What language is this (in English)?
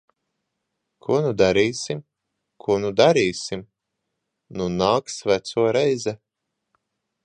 Latvian